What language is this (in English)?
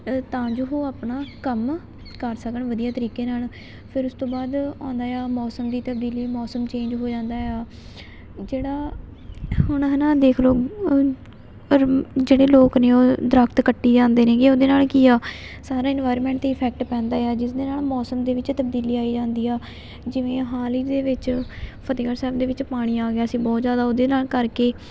Punjabi